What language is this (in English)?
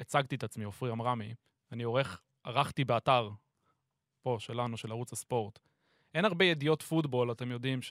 Hebrew